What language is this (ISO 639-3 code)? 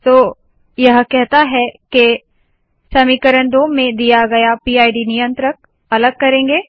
hin